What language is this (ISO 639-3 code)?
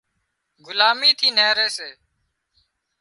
kxp